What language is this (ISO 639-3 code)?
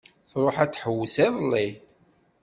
kab